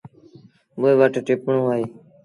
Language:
Sindhi Bhil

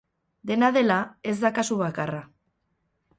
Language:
Basque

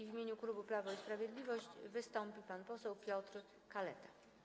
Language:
Polish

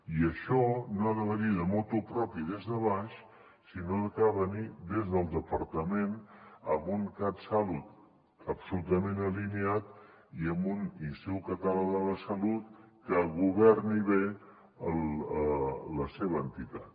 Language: Catalan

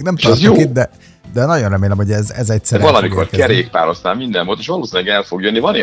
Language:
Hungarian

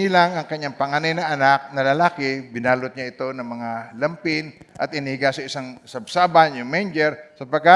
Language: Filipino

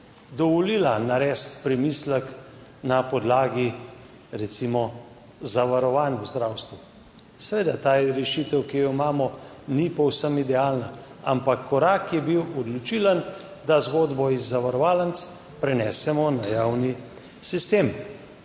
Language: Slovenian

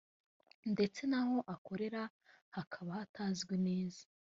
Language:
Kinyarwanda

